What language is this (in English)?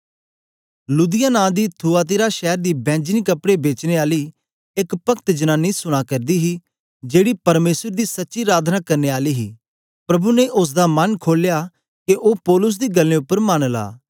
Dogri